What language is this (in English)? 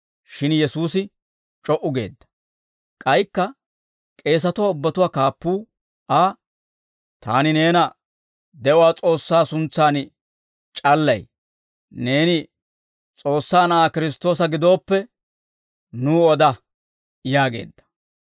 Dawro